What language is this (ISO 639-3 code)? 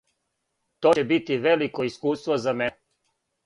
srp